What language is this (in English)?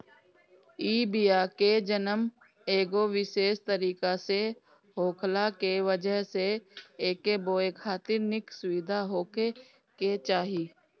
Bhojpuri